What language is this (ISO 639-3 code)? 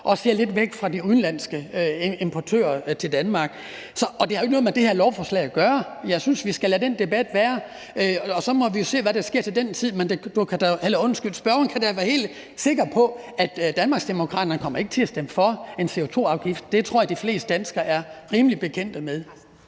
dan